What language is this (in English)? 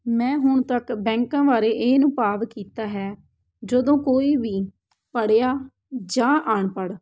Punjabi